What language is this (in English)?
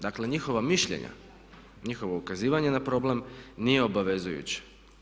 Croatian